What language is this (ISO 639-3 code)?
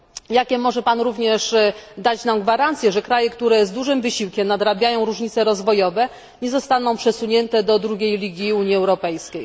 pol